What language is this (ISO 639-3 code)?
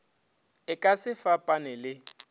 nso